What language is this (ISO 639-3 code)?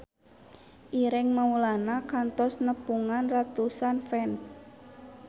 sun